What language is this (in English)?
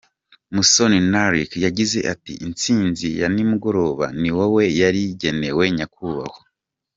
Kinyarwanda